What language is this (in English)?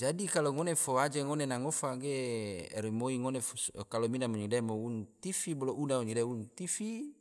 Tidore